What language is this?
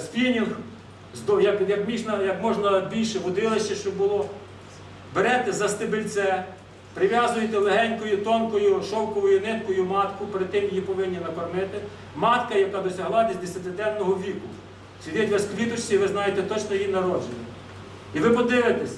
Ukrainian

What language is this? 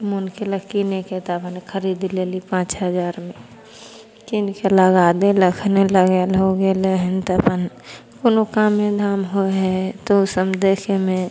Maithili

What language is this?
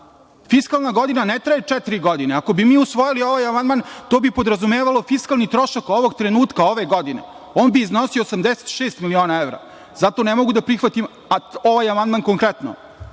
Serbian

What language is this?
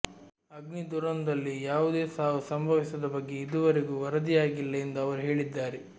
Kannada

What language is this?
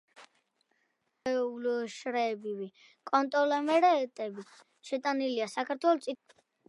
Georgian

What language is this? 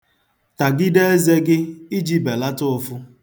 Igbo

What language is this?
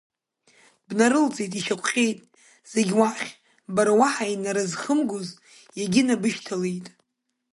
Abkhazian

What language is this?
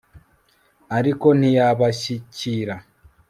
Kinyarwanda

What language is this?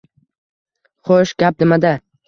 Uzbek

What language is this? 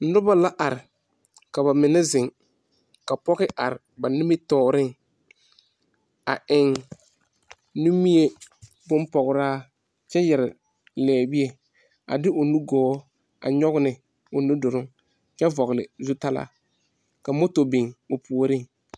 Southern Dagaare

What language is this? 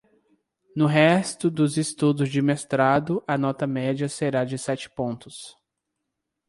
Portuguese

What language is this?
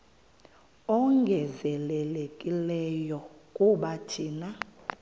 Xhosa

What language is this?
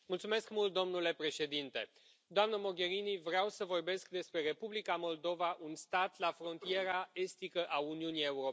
Romanian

